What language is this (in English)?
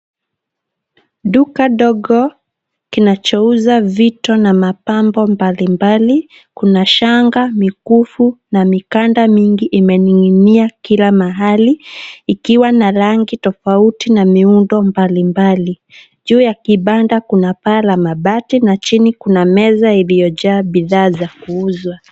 Swahili